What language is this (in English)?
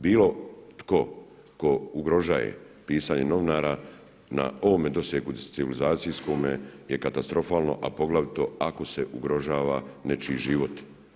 Croatian